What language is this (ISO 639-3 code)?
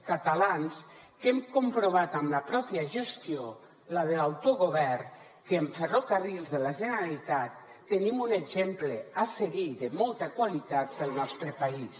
cat